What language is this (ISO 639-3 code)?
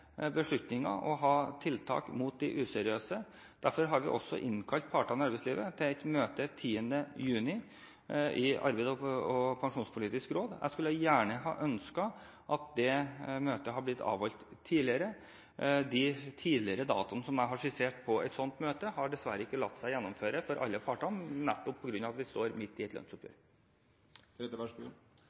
nob